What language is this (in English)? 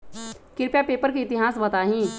Magahi